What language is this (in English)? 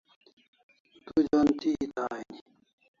Kalasha